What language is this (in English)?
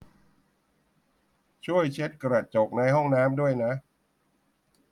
Thai